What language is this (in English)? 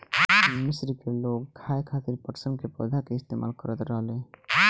Bhojpuri